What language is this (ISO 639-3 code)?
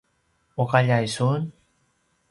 pwn